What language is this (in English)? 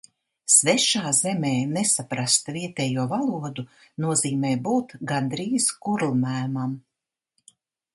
Latvian